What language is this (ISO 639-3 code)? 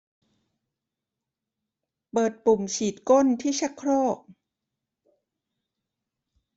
tha